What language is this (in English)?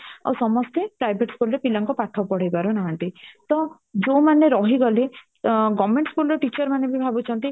Odia